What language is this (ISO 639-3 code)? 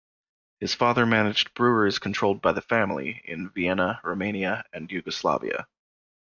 eng